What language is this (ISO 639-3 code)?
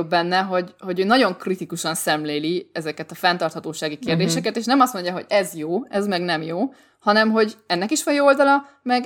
hun